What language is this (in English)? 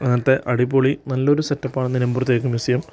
Malayalam